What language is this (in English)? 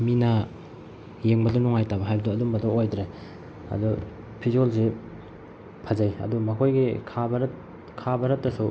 Manipuri